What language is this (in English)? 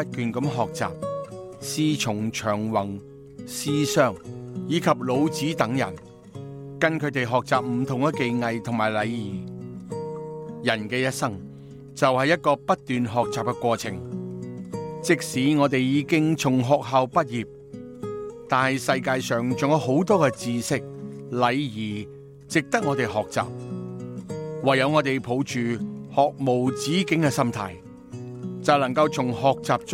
Chinese